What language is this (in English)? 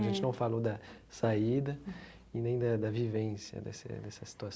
Portuguese